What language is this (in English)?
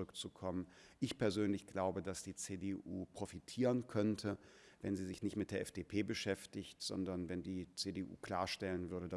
German